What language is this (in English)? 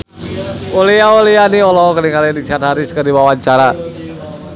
Sundanese